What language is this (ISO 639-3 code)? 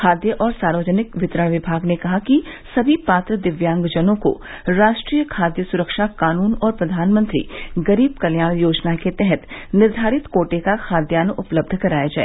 hin